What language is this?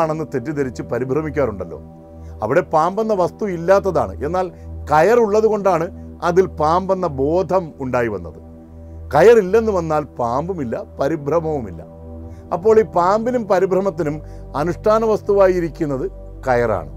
Turkish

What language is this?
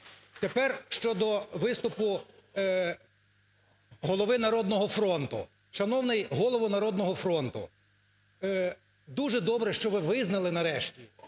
Ukrainian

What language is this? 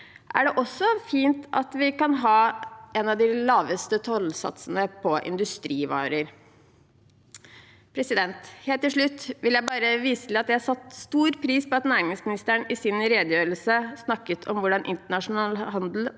Norwegian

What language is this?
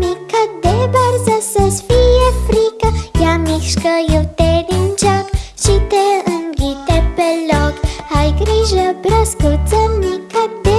Romanian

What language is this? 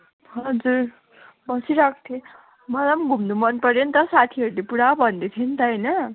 Nepali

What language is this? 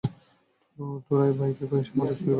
Bangla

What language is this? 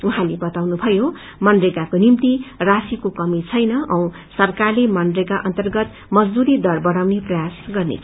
Nepali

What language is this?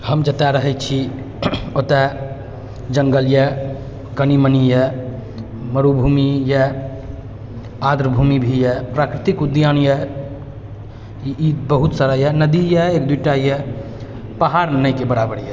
Maithili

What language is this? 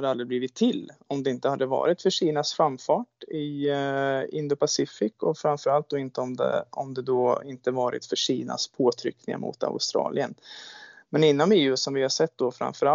Swedish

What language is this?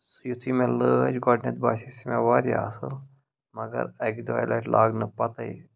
Kashmiri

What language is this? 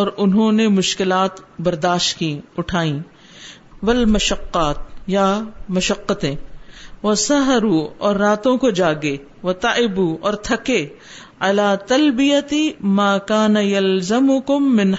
Urdu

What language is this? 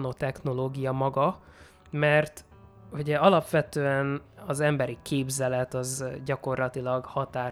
Hungarian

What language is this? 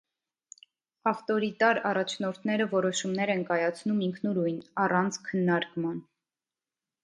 Armenian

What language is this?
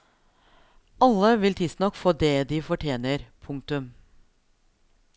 Norwegian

